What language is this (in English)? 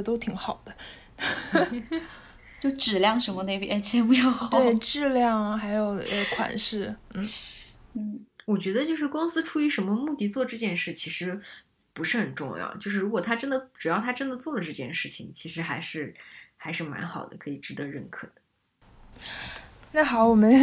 Chinese